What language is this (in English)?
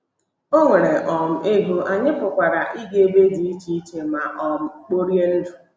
Igbo